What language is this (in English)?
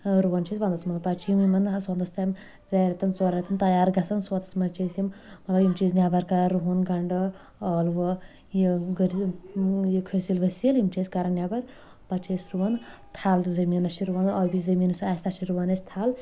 Kashmiri